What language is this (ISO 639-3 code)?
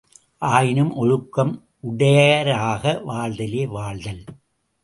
tam